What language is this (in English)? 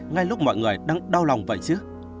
Vietnamese